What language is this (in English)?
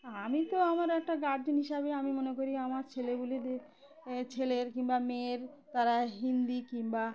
Bangla